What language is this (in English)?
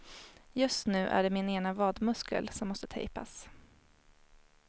Swedish